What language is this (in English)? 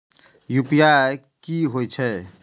Maithili